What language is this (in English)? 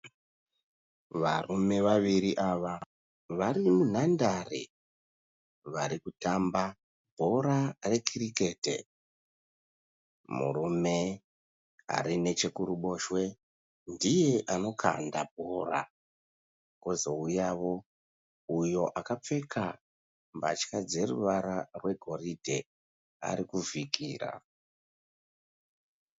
Shona